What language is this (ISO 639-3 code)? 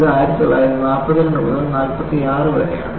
mal